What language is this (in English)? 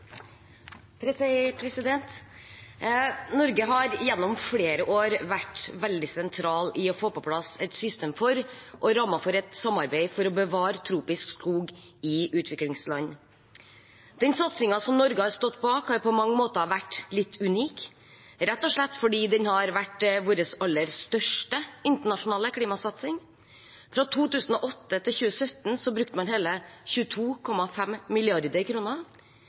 Norwegian